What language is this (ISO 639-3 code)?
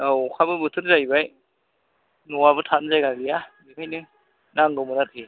brx